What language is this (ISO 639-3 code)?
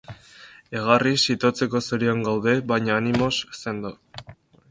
eus